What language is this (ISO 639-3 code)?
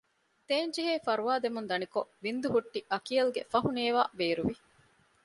div